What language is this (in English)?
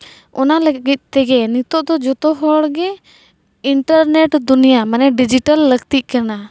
Santali